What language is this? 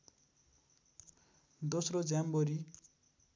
Nepali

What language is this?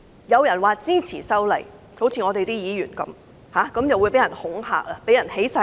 Cantonese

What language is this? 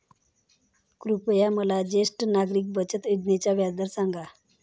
Marathi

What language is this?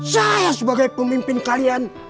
Indonesian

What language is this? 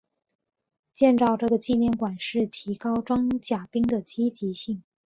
Chinese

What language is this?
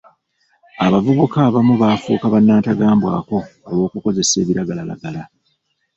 Ganda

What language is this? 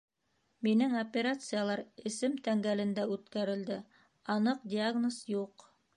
Bashkir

